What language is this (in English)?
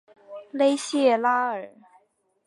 Chinese